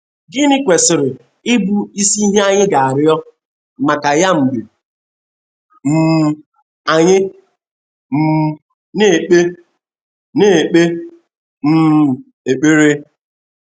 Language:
Igbo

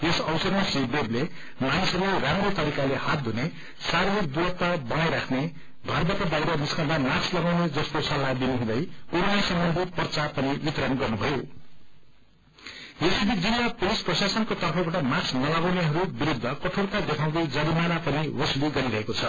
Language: Nepali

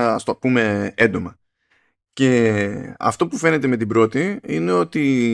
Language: Greek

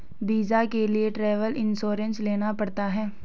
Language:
Hindi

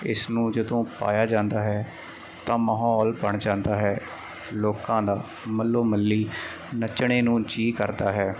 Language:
Punjabi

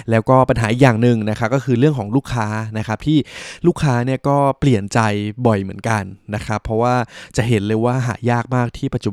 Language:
Thai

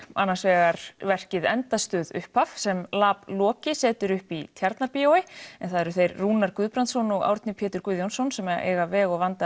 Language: Icelandic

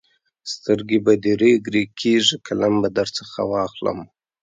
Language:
Pashto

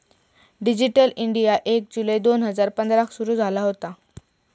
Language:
Marathi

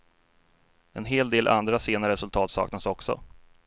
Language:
Swedish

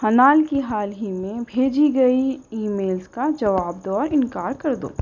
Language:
Urdu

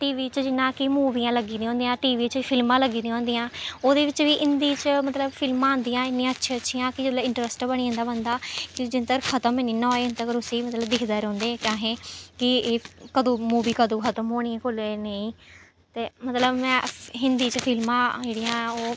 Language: Dogri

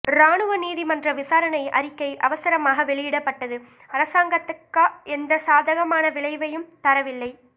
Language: Tamil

